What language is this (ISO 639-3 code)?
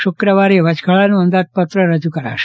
guj